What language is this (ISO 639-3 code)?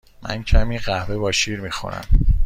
fas